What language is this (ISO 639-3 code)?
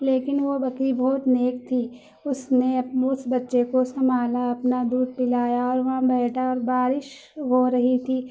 urd